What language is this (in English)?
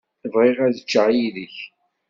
Kabyle